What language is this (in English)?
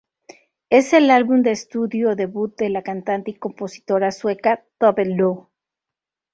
Spanish